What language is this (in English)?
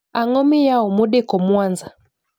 Luo (Kenya and Tanzania)